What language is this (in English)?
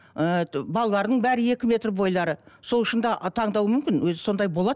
Kazakh